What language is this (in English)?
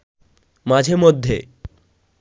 Bangla